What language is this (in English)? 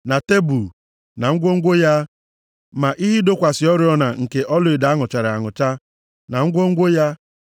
Igbo